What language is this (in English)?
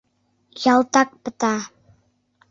Mari